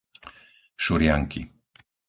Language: Slovak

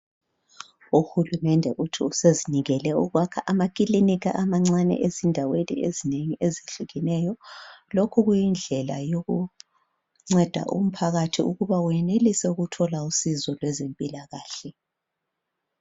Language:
North Ndebele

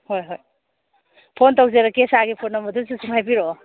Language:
Manipuri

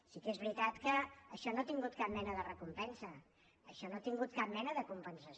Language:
Catalan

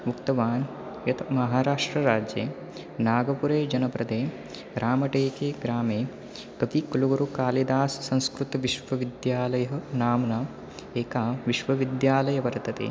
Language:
Sanskrit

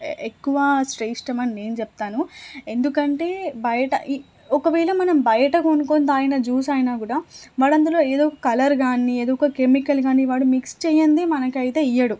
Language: Telugu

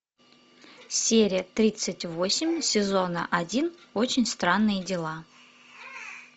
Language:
Russian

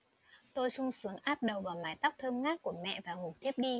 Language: Vietnamese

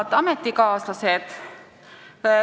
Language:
Estonian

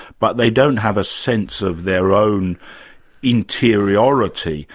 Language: English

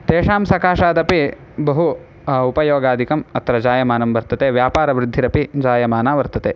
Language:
Sanskrit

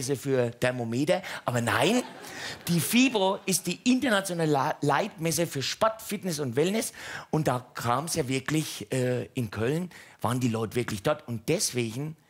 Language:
German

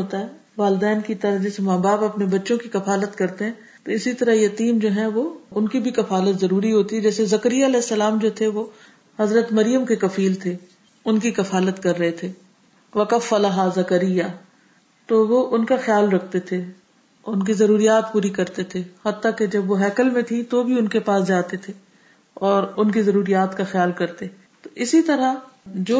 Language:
Urdu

